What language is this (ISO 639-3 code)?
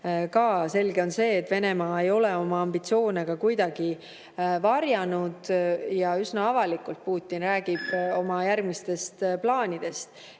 est